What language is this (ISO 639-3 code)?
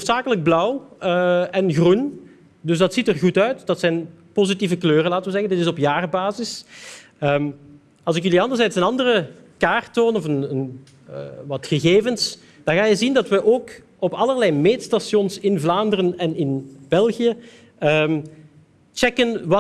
nld